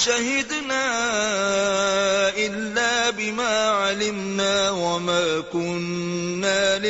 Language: Urdu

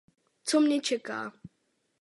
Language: Czech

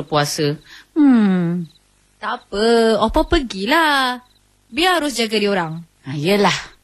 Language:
Malay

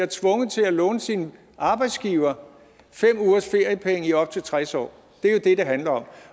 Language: Danish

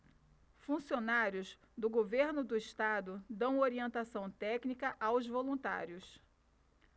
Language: Portuguese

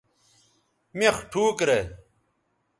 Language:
Bateri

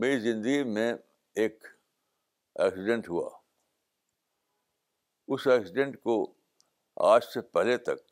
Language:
Urdu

